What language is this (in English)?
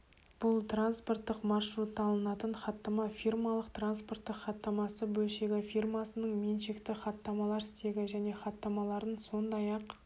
Kazakh